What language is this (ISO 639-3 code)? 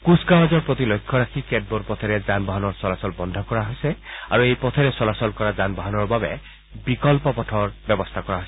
asm